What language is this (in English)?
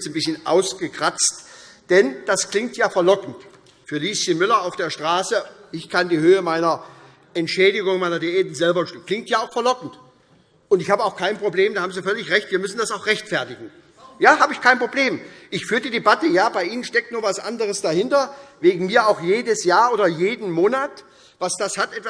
German